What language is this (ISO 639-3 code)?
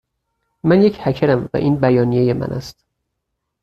fas